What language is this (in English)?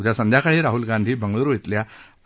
Marathi